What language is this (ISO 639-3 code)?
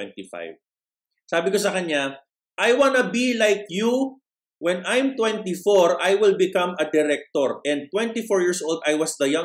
fil